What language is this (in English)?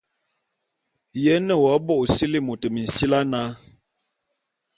Bulu